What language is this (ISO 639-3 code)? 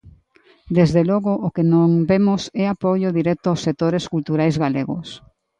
glg